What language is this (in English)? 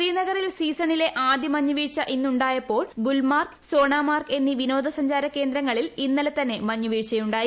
Malayalam